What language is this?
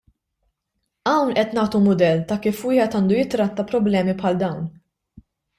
Maltese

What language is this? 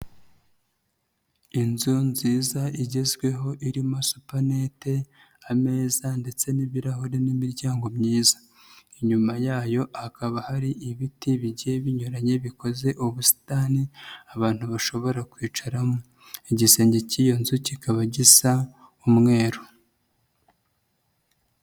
Kinyarwanda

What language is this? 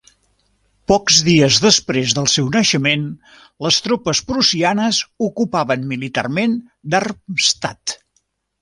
Catalan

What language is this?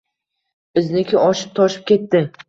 Uzbek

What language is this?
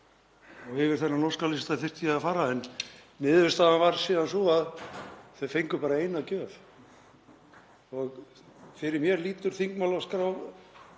Icelandic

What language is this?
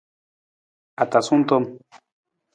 Nawdm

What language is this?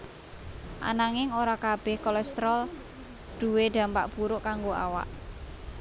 Javanese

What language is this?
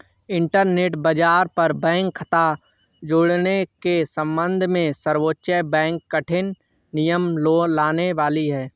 Hindi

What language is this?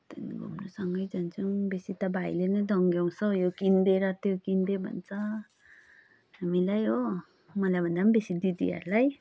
Nepali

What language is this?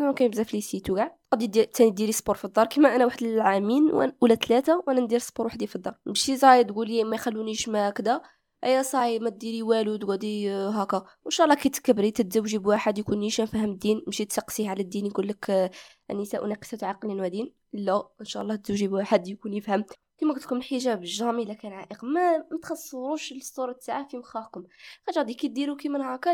Arabic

